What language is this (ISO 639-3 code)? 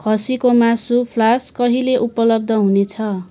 nep